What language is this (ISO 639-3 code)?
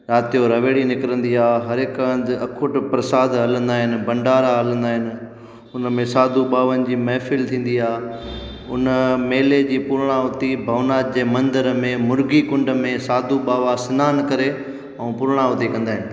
snd